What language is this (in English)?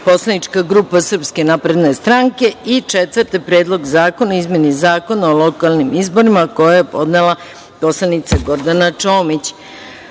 Serbian